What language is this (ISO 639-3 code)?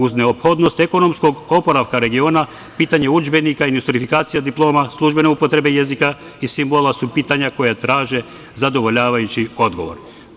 srp